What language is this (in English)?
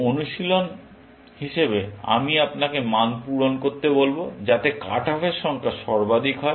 Bangla